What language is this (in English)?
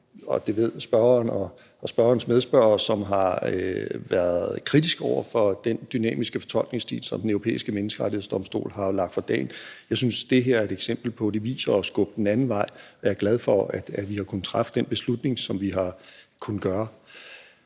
Danish